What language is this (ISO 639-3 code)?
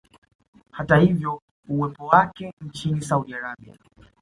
swa